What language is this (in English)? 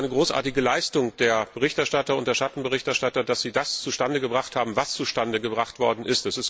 German